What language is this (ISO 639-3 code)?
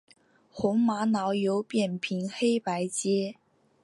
zho